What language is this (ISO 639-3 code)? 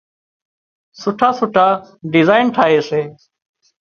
kxp